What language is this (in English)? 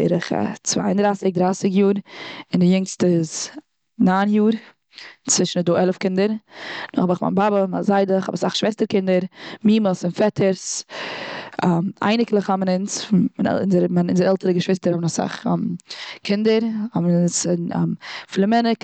Yiddish